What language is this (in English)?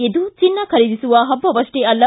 Kannada